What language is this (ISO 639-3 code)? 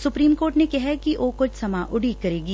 pan